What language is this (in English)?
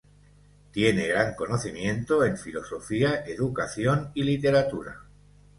Spanish